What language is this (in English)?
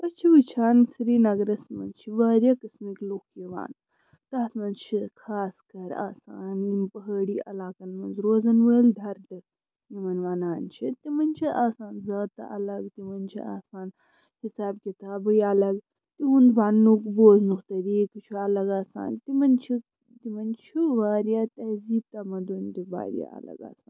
Kashmiri